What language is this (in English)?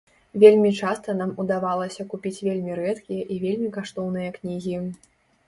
Belarusian